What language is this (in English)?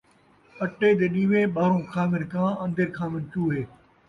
Saraiki